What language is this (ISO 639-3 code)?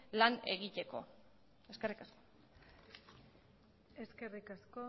eus